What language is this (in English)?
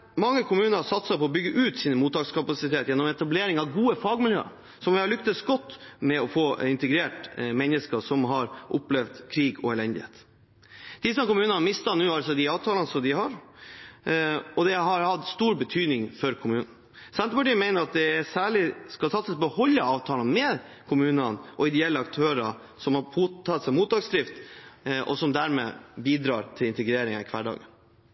Norwegian Bokmål